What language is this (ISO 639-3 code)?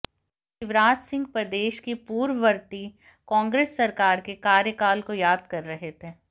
hin